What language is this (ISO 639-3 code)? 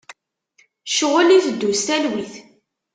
kab